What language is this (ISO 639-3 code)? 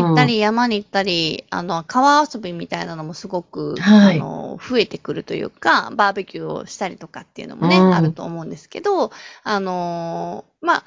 jpn